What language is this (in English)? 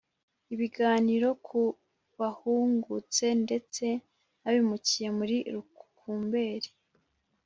Kinyarwanda